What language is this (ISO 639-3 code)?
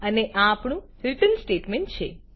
guj